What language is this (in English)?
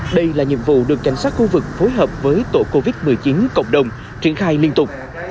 Vietnamese